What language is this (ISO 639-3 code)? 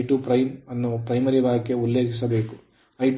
kan